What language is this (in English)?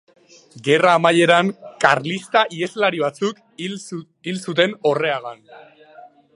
Basque